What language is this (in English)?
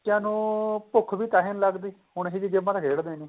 Punjabi